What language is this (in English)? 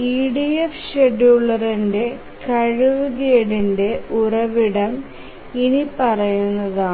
Malayalam